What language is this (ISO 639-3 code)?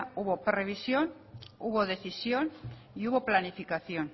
spa